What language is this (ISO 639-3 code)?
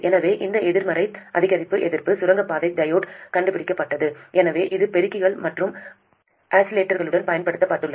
tam